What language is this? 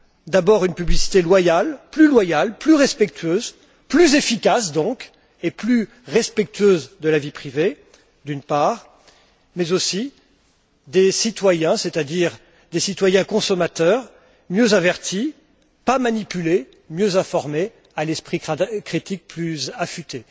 French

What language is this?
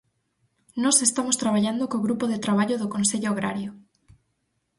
Galician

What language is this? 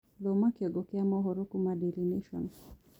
Kikuyu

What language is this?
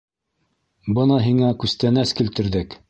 Bashkir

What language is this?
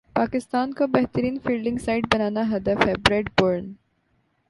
Urdu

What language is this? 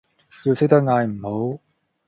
Cantonese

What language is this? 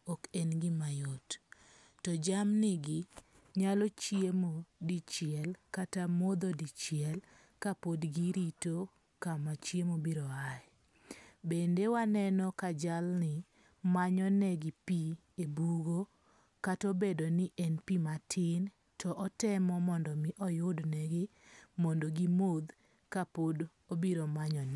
Luo (Kenya and Tanzania)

